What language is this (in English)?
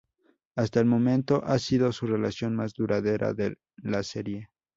Spanish